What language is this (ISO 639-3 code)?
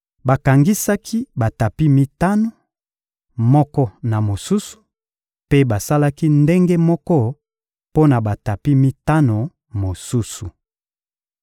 lin